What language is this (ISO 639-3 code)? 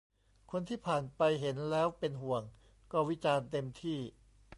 tha